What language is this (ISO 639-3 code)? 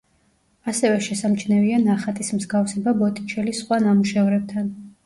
kat